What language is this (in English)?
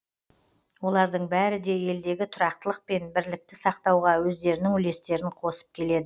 Kazakh